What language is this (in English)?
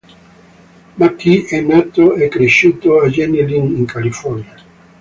Italian